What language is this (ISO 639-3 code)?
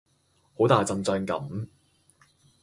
yue